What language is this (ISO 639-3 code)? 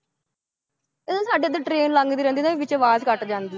pan